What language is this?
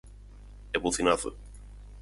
Galician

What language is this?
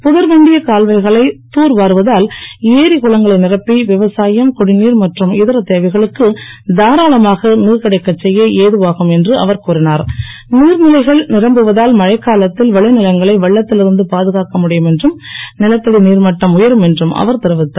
Tamil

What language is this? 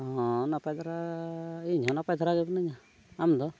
Santali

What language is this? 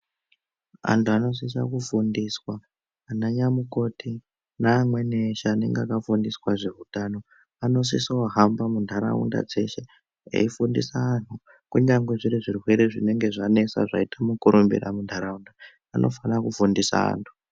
Ndau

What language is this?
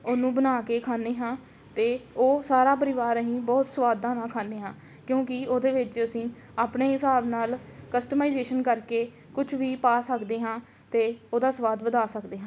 Punjabi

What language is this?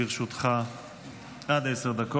Hebrew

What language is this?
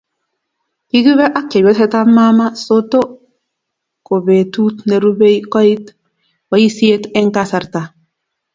Kalenjin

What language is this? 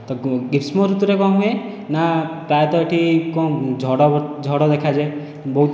Odia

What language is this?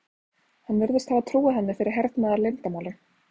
Icelandic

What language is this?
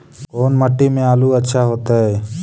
Magahi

